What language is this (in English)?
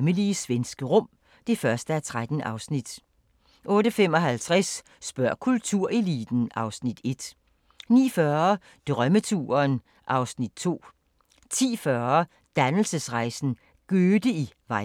Danish